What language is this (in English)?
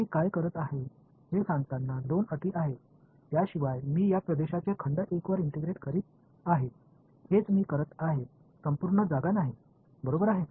Marathi